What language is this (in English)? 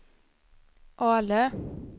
Swedish